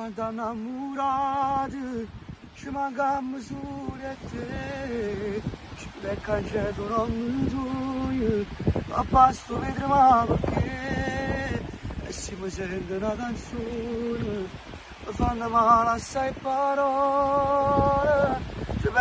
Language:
Turkish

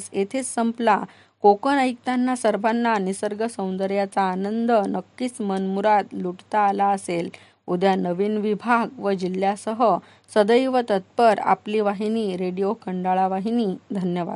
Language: Marathi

